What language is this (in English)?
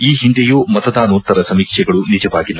Kannada